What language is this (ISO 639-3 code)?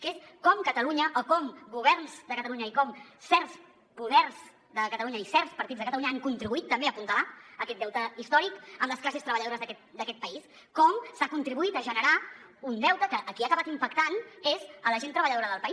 cat